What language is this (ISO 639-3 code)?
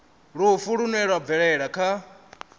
ven